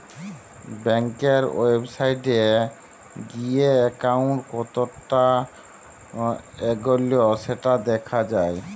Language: Bangla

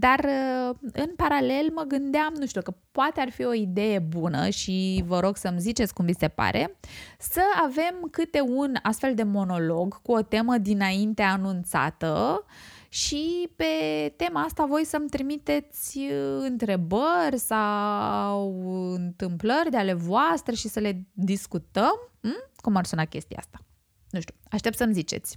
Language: Romanian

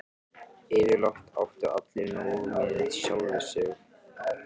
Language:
Icelandic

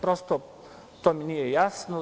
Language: Serbian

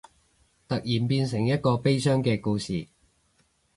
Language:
Cantonese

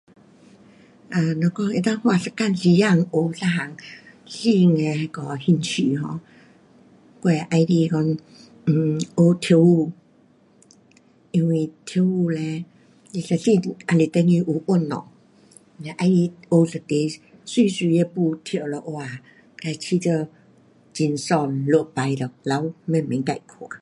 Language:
Pu-Xian Chinese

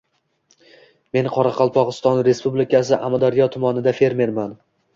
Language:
Uzbek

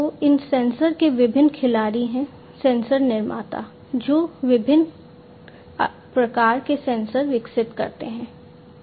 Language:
Hindi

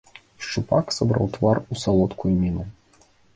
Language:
Belarusian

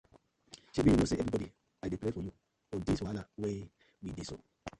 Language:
Nigerian Pidgin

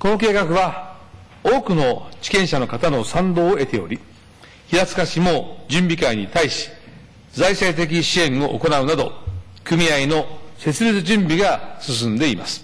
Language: Japanese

